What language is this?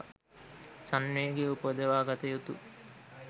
Sinhala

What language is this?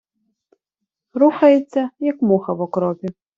Ukrainian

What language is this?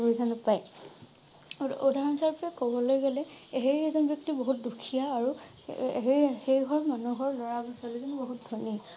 Assamese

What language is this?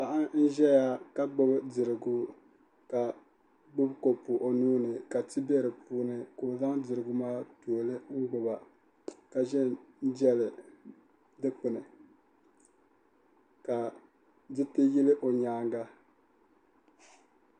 Dagbani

